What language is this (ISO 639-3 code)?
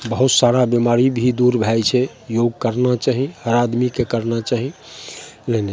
mai